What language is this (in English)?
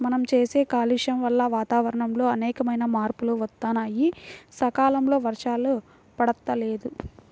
Telugu